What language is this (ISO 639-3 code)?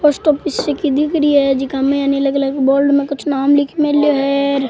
raj